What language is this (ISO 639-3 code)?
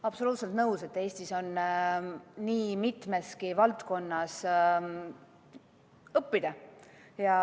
est